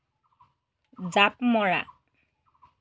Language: Assamese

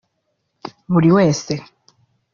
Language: Kinyarwanda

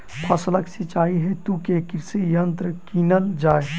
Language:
Maithili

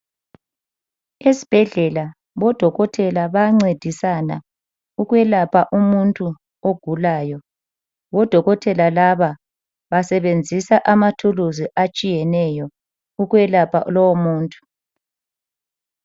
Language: North Ndebele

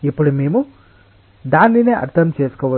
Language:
Telugu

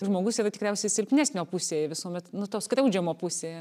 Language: Lithuanian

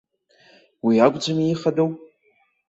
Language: Abkhazian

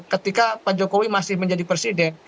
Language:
Indonesian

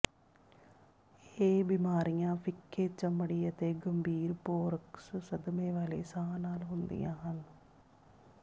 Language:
Punjabi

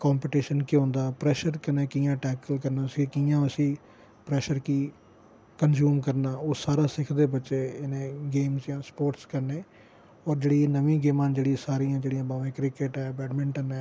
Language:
Dogri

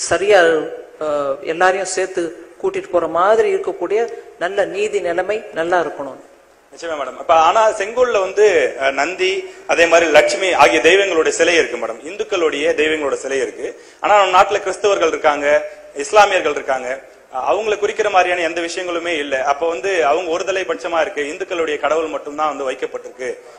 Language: Indonesian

